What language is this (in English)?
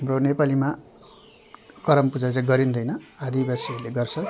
Nepali